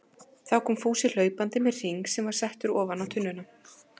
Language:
Icelandic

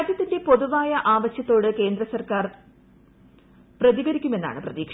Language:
Malayalam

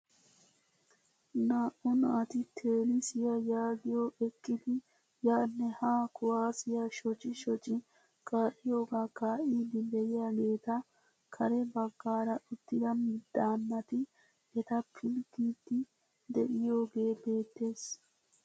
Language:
Wolaytta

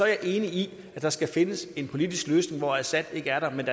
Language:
Danish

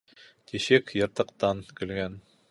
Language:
Bashkir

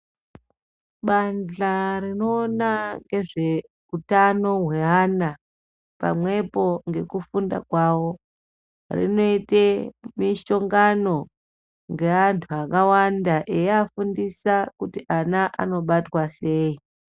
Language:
Ndau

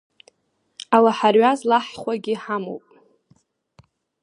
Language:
Abkhazian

